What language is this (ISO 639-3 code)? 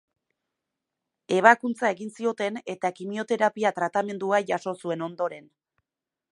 eus